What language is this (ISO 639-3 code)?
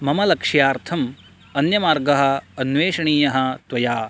san